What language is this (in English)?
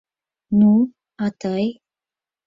Mari